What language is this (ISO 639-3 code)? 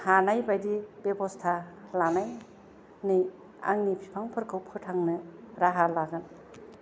brx